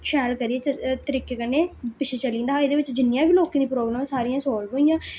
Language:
Dogri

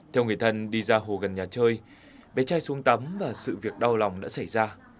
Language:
Vietnamese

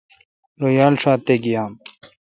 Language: Kalkoti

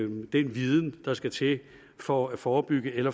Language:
Danish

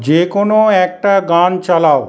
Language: Bangla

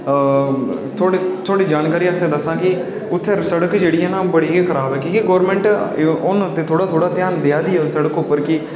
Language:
Dogri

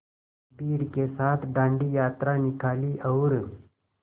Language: Hindi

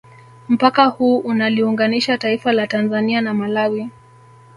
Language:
Swahili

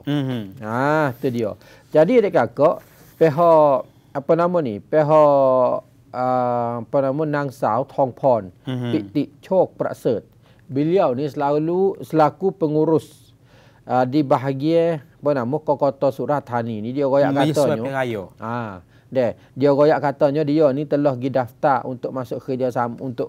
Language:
Malay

